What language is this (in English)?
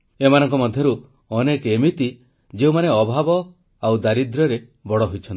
Odia